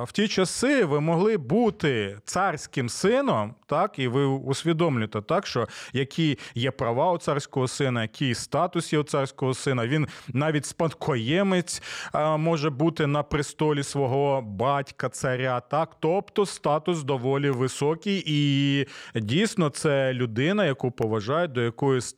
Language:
Ukrainian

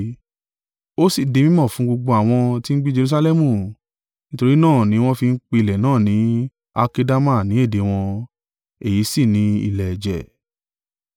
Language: Yoruba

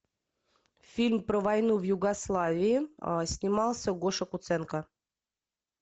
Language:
Russian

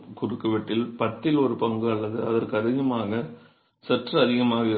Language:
Tamil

